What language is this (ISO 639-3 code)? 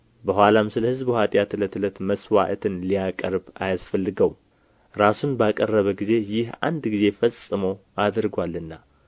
amh